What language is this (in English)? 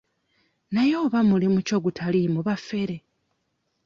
Ganda